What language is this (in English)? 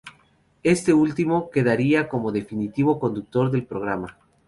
Spanish